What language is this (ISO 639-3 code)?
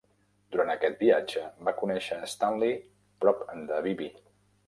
cat